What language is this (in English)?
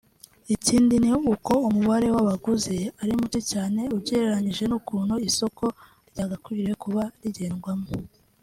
Kinyarwanda